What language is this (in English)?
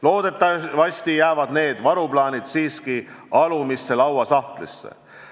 Estonian